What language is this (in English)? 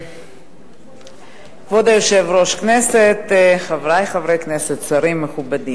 Hebrew